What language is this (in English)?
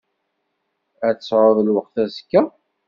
Kabyle